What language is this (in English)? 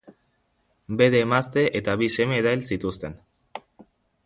Basque